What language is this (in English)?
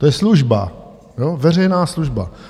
Czech